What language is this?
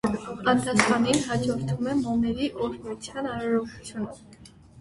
Armenian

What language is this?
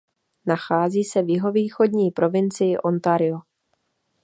Czech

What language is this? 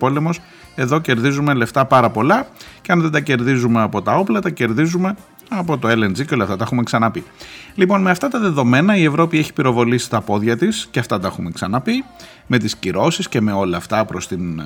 Greek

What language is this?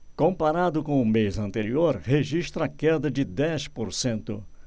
Portuguese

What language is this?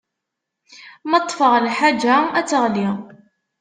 Kabyle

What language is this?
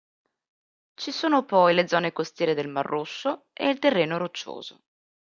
Italian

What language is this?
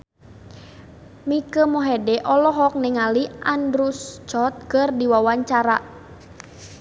Sundanese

